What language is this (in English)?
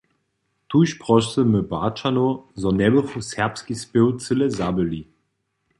Upper Sorbian